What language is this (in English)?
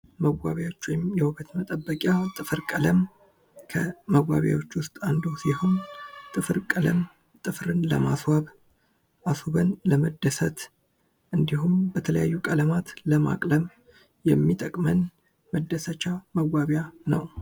Amharic